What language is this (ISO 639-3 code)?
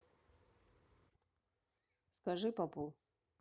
rus